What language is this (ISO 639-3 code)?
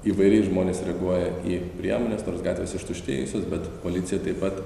lit